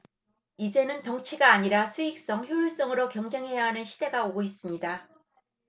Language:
Korean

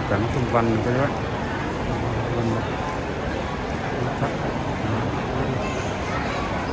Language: Vietnamese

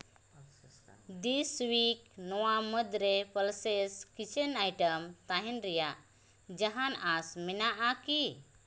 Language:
Santali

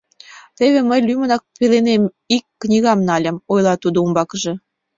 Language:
Mari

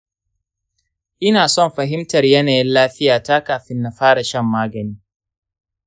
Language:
Hausa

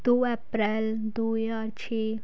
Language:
Punjabi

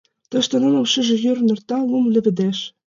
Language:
Mari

